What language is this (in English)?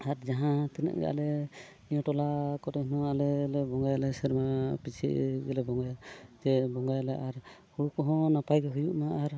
Santali